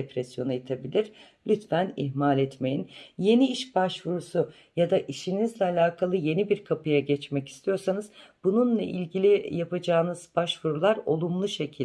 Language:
Turkish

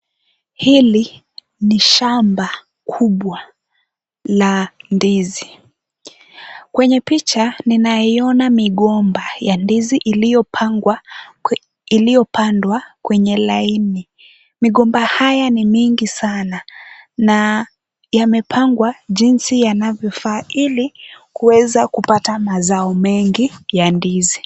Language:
Swahili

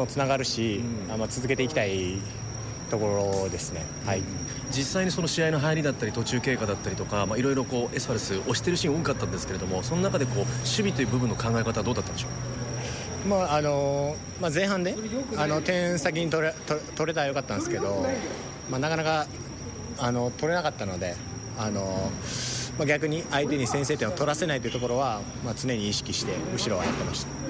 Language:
Japanese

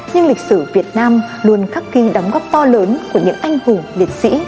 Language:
Vietnamese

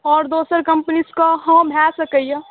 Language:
Maithili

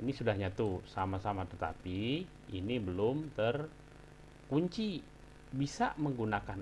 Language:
Indonesian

